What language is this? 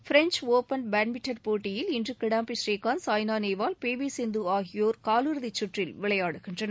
Tamil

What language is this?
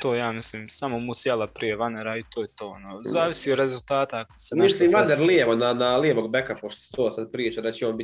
Croatian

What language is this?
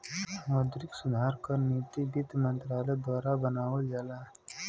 Bhojpuri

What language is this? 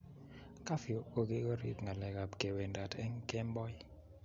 Kalenjin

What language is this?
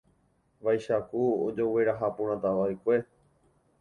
Guarani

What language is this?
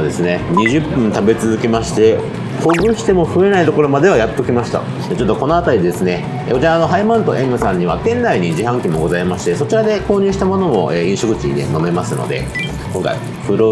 Japanese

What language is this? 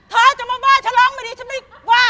Thai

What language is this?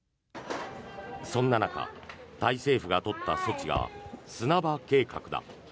Japanese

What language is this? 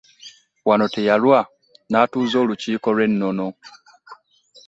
Ganda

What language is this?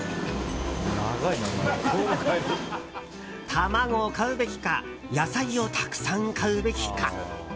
Japanese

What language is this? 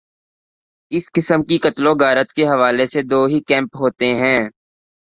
Urdu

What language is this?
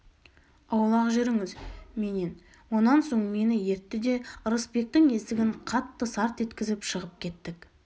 Kazakh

